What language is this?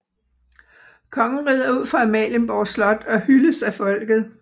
Danish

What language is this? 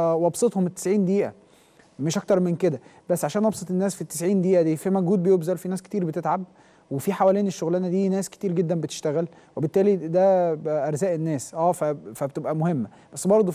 Arabic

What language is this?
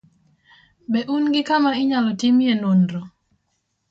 Luo (Kenya and Tanzania)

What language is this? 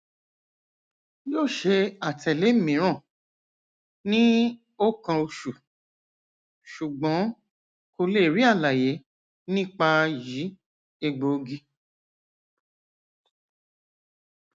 Yoruba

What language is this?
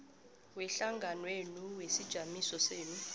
South Ndebele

